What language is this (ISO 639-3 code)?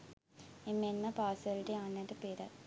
sin